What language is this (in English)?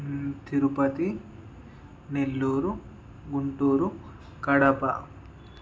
Telugu